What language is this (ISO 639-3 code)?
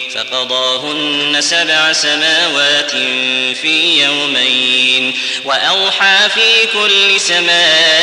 ara